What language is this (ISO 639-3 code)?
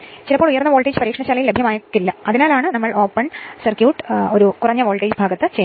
mal